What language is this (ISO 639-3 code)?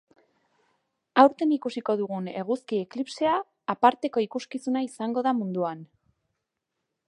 eus